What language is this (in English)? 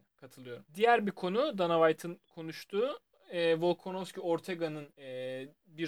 Turkish